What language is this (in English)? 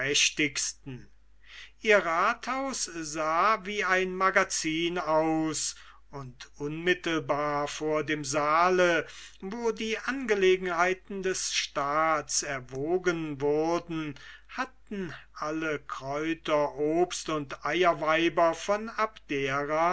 German